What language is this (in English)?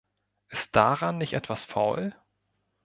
German